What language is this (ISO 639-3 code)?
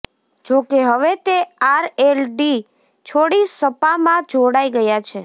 guj